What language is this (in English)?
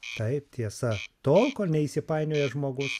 Lithuanian